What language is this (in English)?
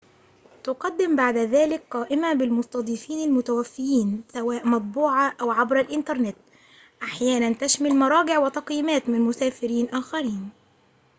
Arabic